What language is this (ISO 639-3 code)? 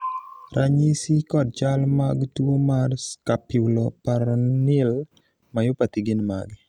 luo